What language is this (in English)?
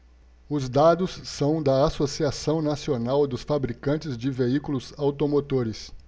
Portuguese